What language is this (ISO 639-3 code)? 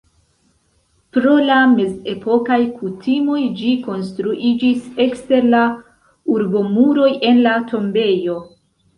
epo